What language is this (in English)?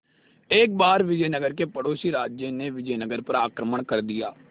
Hindi